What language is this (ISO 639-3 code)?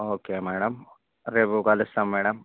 tel